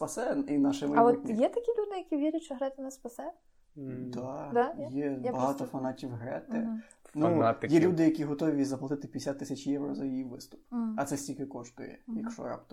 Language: Ukrainian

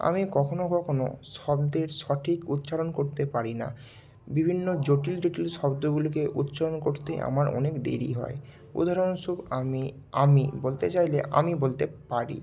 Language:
Bangla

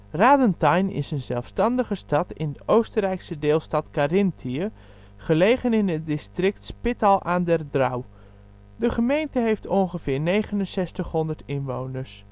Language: Dutch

